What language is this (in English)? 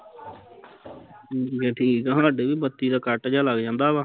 Punjabi